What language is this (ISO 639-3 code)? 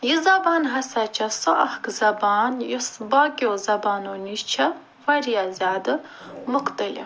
kas